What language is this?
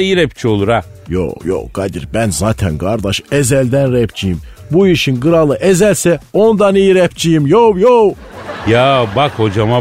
Turkish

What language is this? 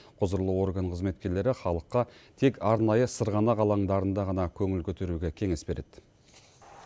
Kazakh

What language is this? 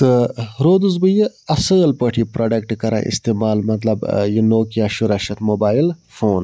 Kashmiri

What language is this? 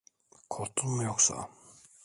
Turkish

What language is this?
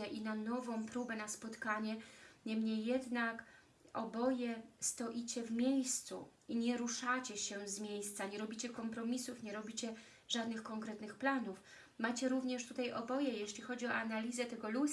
Polish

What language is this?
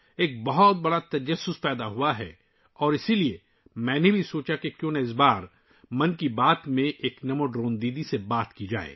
Urdu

